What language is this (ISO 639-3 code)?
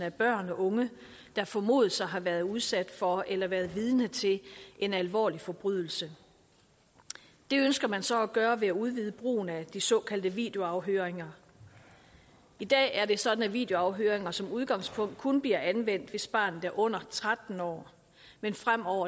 dan